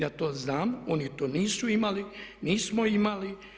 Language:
Croatian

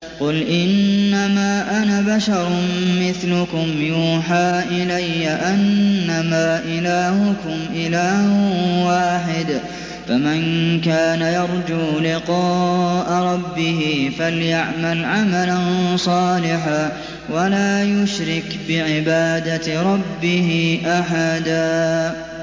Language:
Arabic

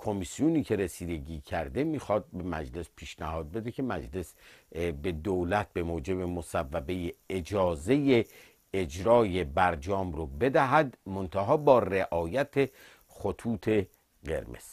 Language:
Persian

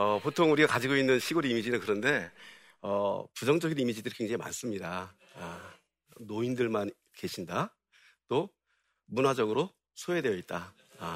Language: Korean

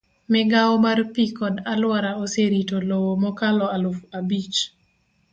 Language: Luo (Kenya and Tanzania)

